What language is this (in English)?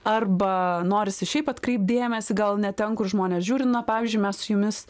Lithuanian